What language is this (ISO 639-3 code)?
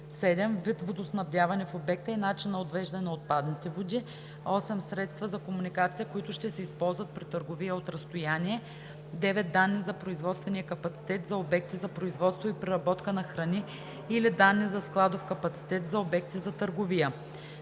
bul